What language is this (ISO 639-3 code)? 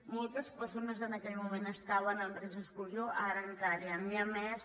cat